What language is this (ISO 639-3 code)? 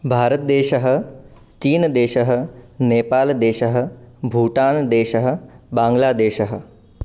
san